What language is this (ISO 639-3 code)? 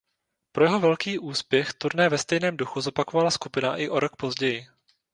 ces